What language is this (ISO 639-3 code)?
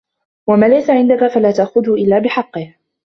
ara